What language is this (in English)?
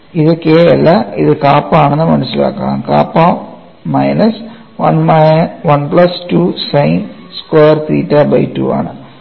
Malayalam